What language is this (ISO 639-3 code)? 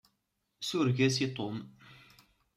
kab